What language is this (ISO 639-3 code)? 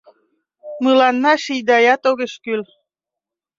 chm